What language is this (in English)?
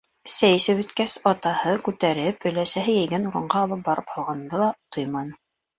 Bashkir